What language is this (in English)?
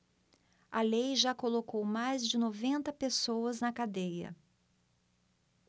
Portuguese